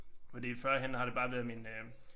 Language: Danish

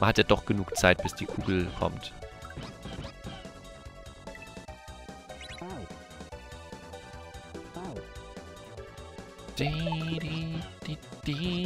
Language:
German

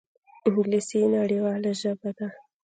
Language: Pashto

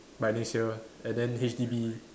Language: English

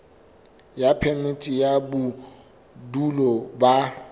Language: Southern Sotho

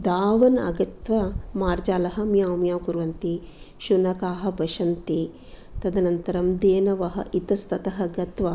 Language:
Sanskrit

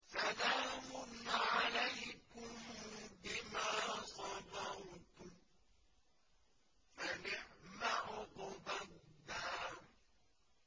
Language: Arabic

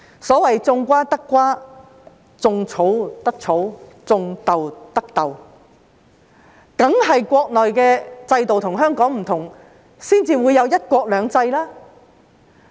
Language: Cantonese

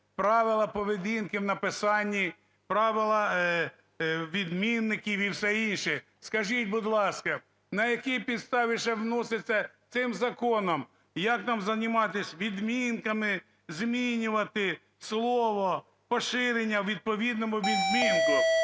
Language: Ukrainian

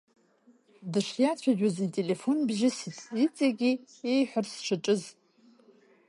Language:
Abkhazian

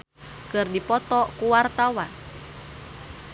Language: Sundanese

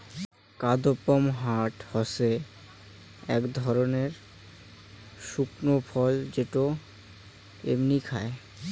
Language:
Bangla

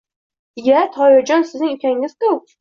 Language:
Uzbek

